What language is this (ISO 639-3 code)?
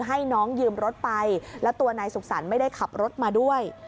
tha